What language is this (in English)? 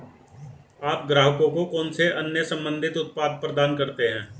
Hindi